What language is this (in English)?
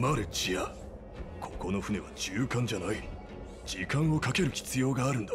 Japanese